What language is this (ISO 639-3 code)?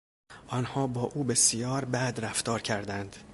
fas